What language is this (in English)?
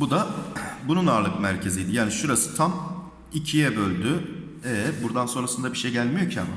Turkish